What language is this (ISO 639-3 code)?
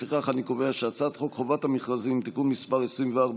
heb